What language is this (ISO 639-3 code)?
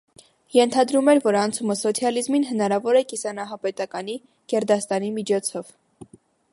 hye